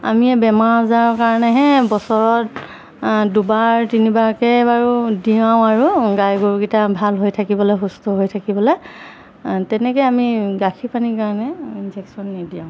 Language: Assamese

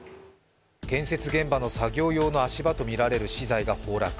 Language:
Japanese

